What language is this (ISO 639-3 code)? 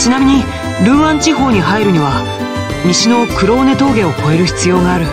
jpn